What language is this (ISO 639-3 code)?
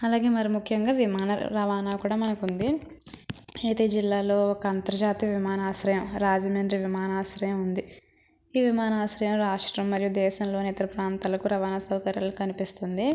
tel